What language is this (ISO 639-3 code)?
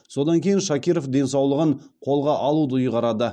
kaz